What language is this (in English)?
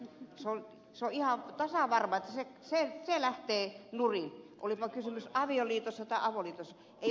Finnish